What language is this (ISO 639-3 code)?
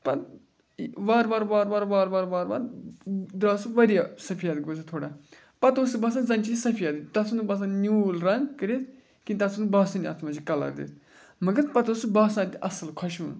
kas